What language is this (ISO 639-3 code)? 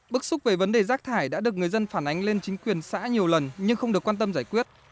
vie